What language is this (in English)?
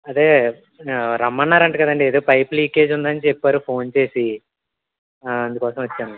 Telugu